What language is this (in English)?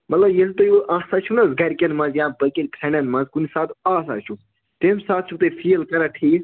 Kashmiri